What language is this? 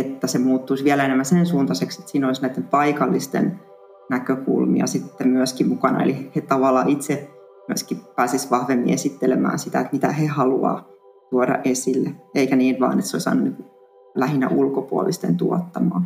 Finnish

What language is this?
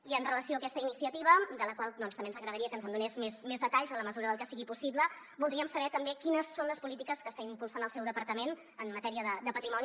Catalan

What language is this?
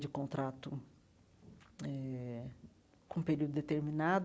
Portuguese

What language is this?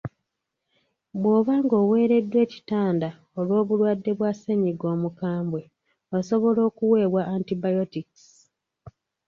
Ganda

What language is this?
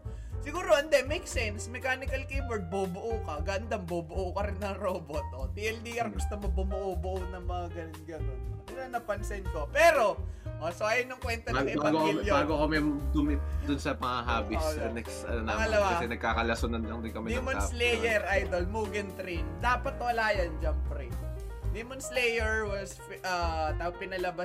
Filipino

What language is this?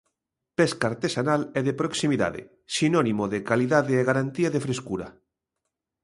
Galician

